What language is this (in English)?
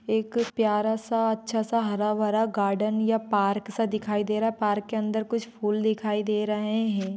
Magahi